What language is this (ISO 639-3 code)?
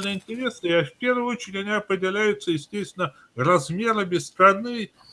rus